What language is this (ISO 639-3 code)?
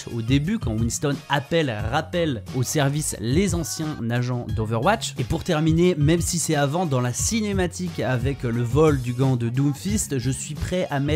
fra